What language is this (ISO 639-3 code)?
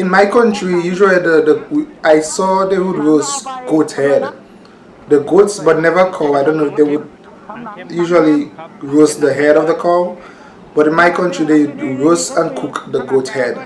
eng